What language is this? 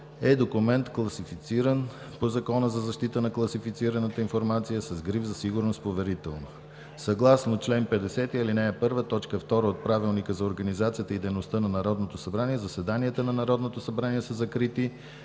Bulgarian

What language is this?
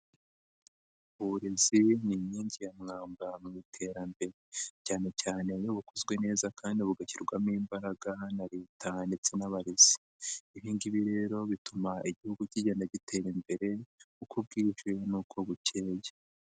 Kinyarwanda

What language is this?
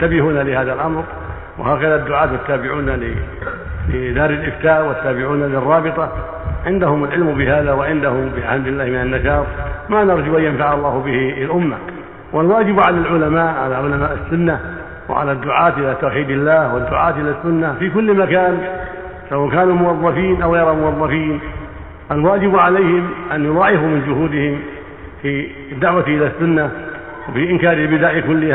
Arabic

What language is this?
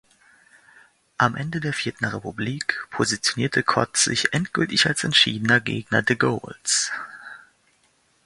German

